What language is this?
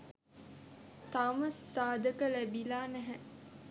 Sinhala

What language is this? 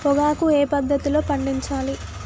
Telugu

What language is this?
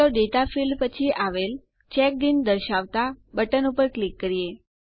Gujarati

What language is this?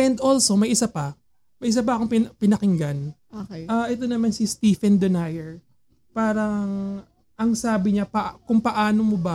Filipino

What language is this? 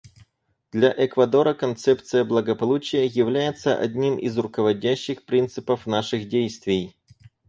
Russian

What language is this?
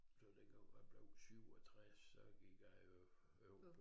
Danish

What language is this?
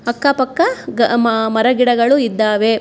Kannada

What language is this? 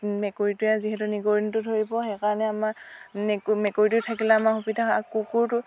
Assamese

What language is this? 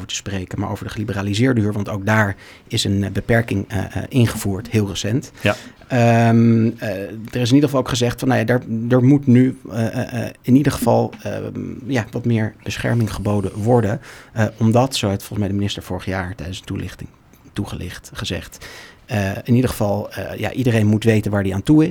Dutch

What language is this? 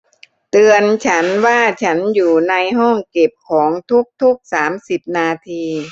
Thai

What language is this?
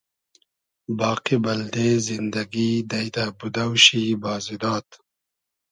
Hazaragi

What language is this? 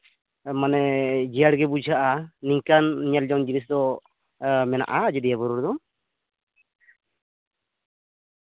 Santali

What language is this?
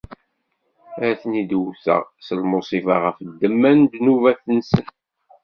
Kabyle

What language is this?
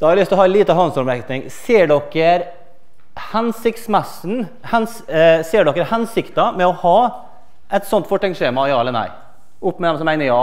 Norwegian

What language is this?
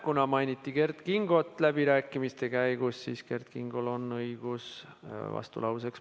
Estonian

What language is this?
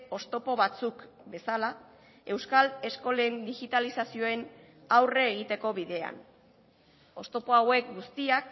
Basque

